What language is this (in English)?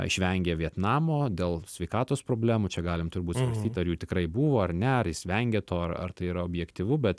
Lithuanian